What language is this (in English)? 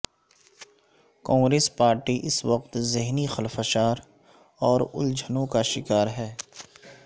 Urdu